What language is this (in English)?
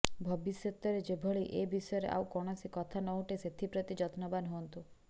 Odia